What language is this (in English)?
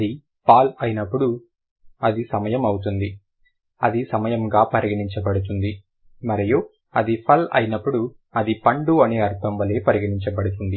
Telugu